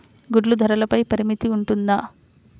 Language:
Telugu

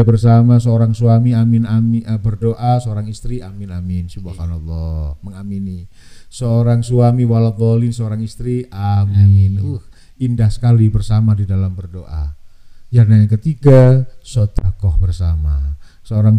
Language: Indonesian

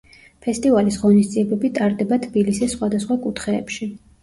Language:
Georgian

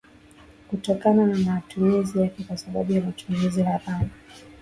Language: Swahili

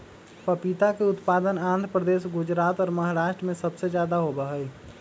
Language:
Magahi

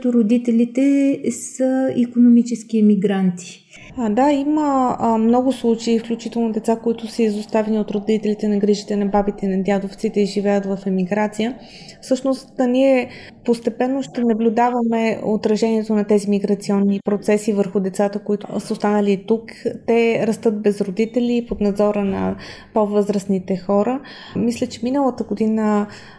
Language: Bulgarian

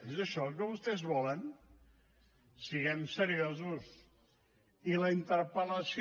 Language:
Catalan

